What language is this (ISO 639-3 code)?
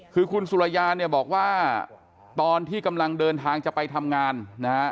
tha